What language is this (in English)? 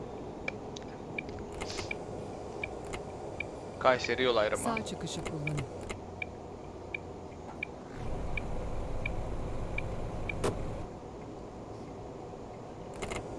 Turkish